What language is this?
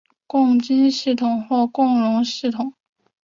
Chinese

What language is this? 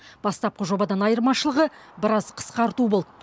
Kazakh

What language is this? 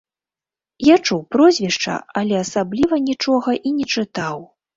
Belarusian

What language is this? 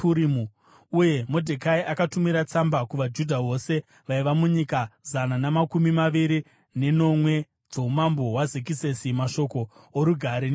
Shona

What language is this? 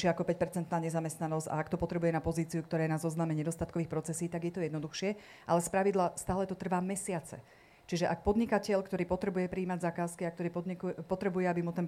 Slovak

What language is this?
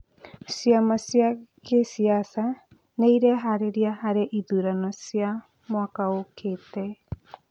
Kikuyu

